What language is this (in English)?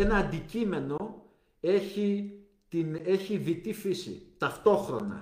Greek